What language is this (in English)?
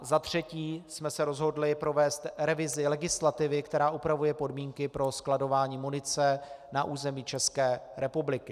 Czech